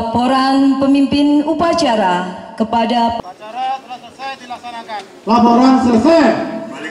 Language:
Indonesian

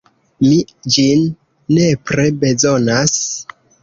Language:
Esperanto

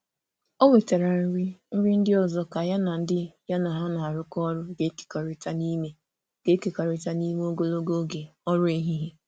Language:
Igbo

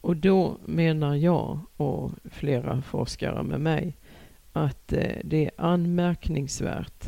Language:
Swedish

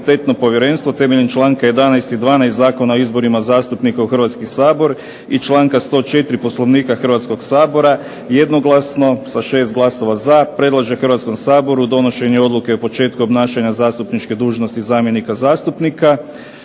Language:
Croatian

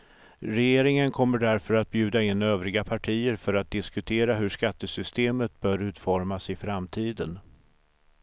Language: Swedish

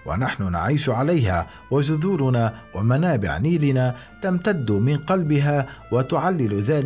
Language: Arabic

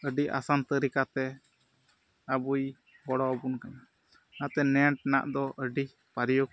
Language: Santali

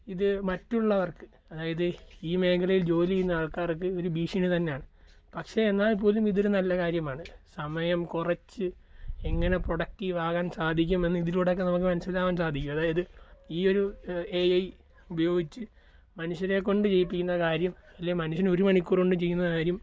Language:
Malayalam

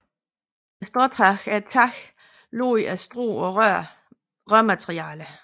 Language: Danish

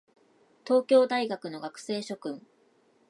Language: Japanese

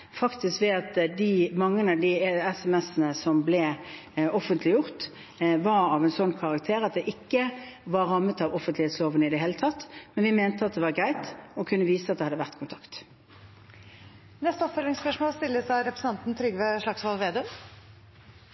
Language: Norwegian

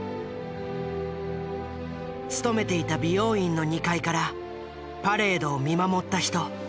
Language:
Japanese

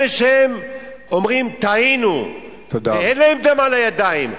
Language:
Hebrew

